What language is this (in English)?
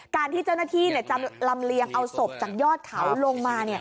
Thai